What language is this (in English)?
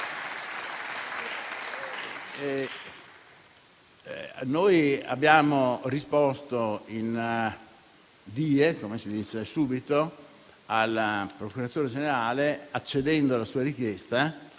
Italian